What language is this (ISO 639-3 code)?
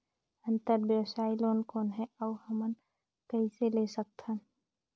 hne